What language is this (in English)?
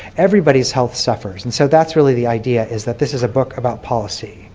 English